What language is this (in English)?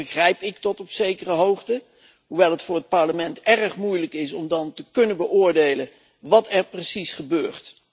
Dutch